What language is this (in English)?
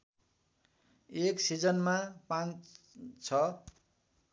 Nepali